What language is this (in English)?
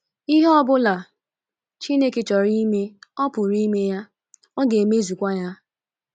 Igbo